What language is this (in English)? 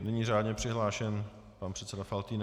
Czech